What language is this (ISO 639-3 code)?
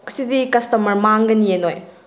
mni